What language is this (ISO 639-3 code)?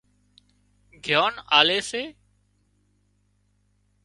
kxp